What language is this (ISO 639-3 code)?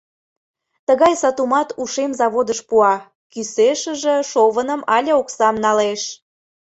chm